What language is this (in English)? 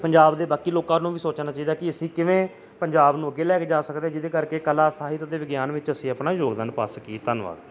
Punjabi